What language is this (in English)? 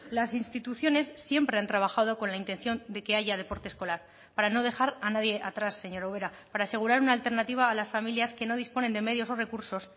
Spanish